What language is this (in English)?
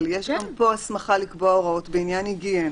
Hebrew